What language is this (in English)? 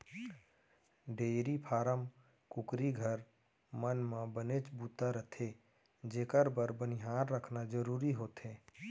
Chhattisgarhi